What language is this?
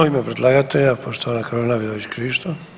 Croatian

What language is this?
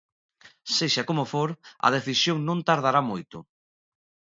Galician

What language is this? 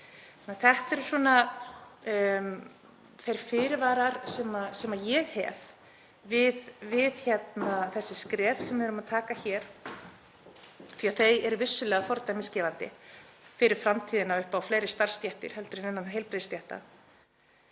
Icelandic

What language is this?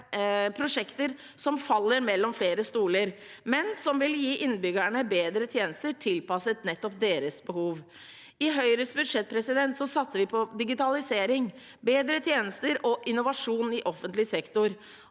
Norwegian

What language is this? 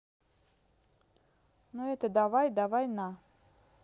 Russian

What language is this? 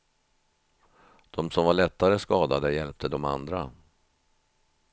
Swedish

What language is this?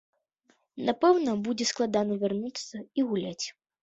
Belarusian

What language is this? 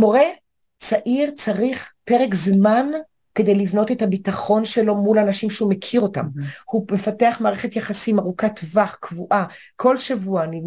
Hebrew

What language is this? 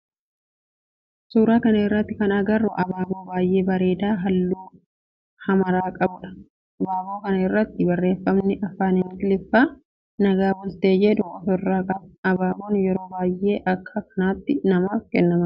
Oromo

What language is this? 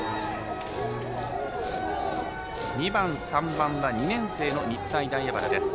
Japanese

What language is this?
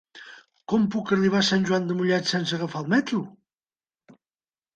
Catalan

